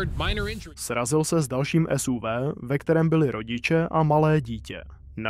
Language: Czech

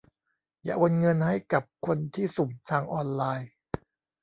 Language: Thai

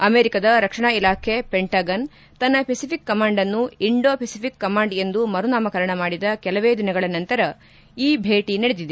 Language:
Kannada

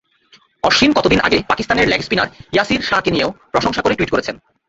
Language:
Bangla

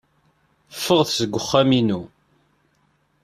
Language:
Kabyle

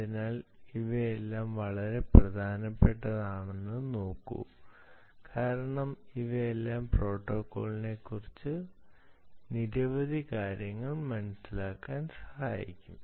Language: Malayalam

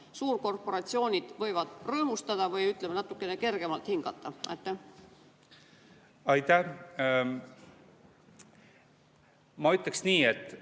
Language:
Estonian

